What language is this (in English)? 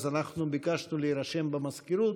Hebrew